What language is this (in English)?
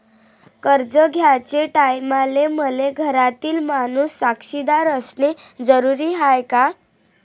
Marathi